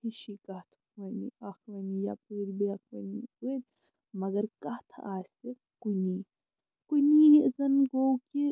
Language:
Kashmiri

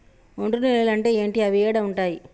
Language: Telugu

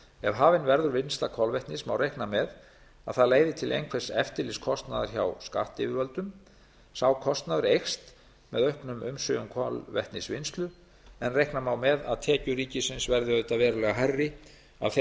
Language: Icelandic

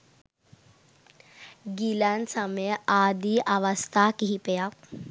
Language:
Sinhala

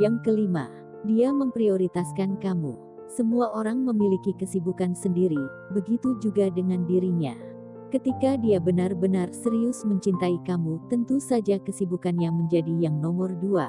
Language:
Indonesian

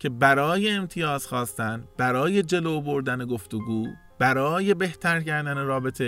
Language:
Persian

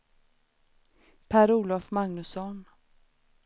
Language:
Swedish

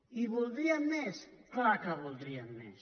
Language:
Catalan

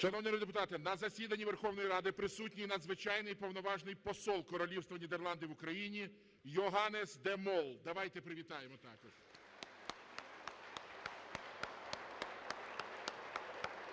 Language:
Ukrainian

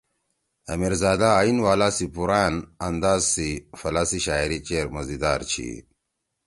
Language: Torwali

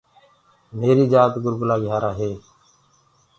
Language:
Gurgula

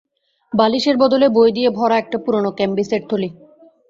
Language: Bangla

